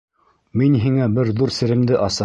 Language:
Bashkir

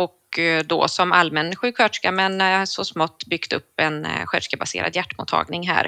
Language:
Swedish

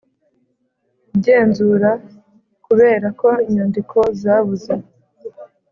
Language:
Kinyarwanda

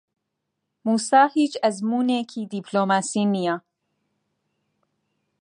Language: Central Kurdish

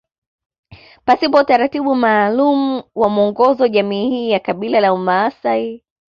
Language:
Swahili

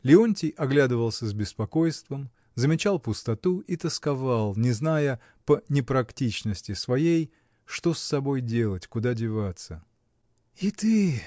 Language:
Russian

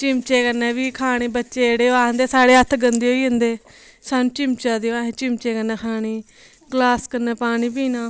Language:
Dogri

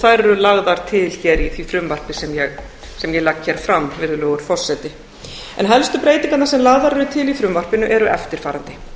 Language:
Icelandic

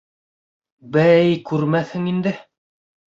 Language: Bashkir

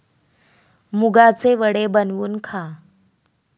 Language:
Marathi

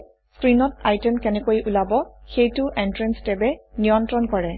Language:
Assamese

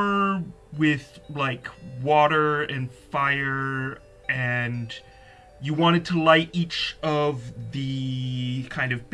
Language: English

